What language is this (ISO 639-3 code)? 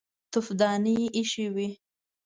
pus